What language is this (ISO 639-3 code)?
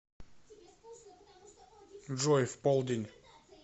rus